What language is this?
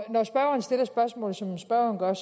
Danish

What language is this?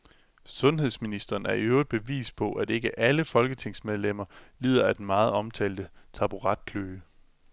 Danish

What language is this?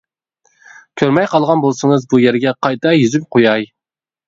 Uyghur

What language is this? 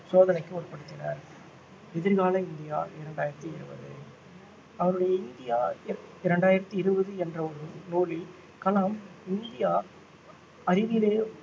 Tamil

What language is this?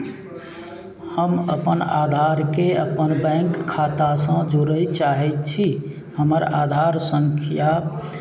Maithili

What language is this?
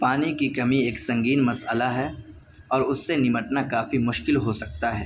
Urdu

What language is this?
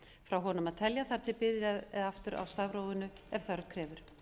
Icelandic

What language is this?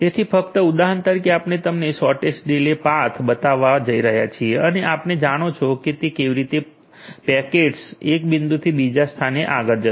Gujarati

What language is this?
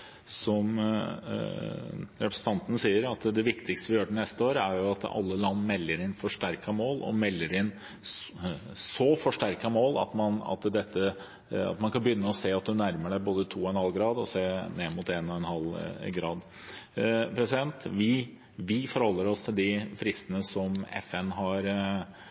Norwegian Bokmål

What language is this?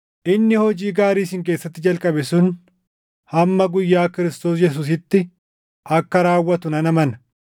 Oromo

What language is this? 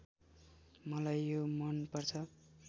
Nepali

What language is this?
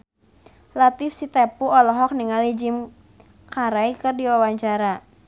Sundanese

